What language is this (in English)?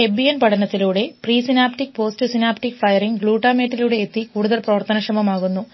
Malayalam